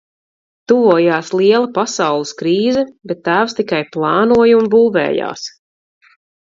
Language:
Latvian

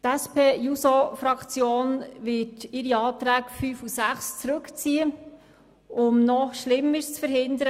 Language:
Swiss German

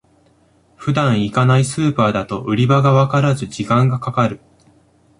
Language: Japanese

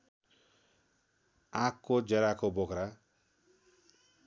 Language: Nepali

